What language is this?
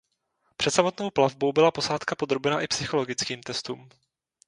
Czech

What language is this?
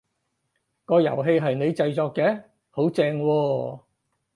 Cantonese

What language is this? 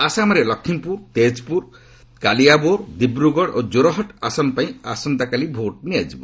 Odia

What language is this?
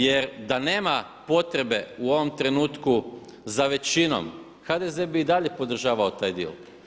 Croatian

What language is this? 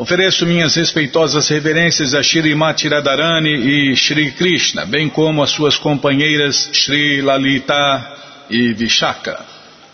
Portuguese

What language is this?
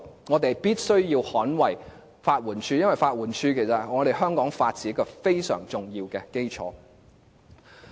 Cantonese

